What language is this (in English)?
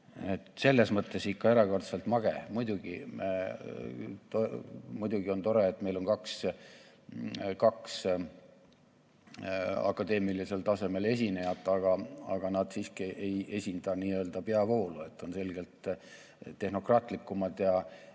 Estonian